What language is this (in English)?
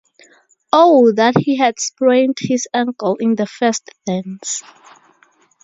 English